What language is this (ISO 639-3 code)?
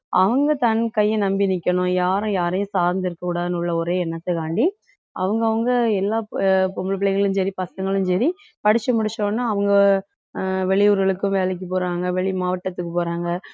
tam